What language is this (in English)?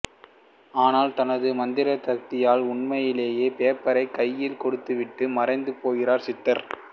Tamil